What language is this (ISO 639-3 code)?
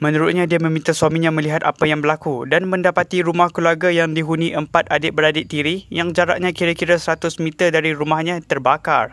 msa